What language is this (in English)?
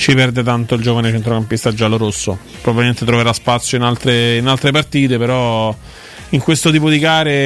Italian